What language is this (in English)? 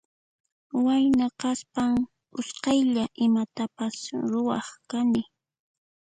Puno Quechua